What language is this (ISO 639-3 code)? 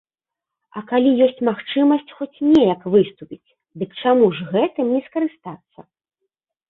bel